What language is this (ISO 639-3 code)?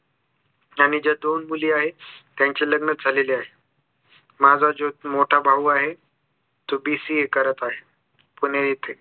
mar